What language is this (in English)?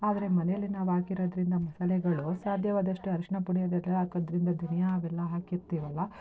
Kannada